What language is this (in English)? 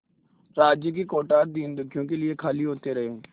Hindi